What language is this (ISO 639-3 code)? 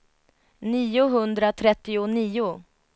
swe